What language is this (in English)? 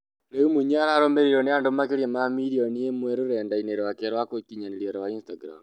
Kikuyu